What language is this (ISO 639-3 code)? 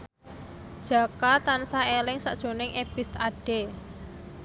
jav